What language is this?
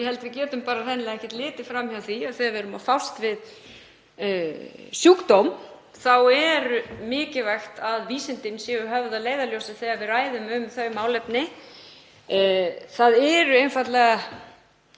Icelandic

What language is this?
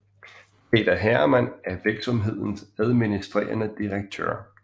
Danish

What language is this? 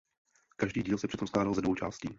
Czech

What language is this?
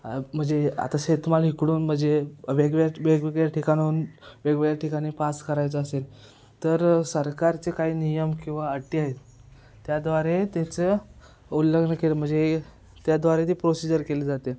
Marathi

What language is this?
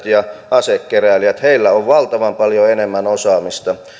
Finnish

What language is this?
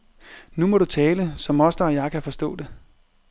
Danish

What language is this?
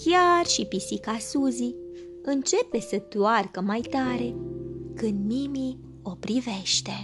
Romanian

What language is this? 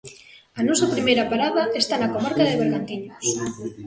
Galician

